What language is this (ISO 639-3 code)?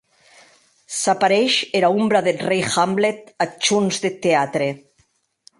oci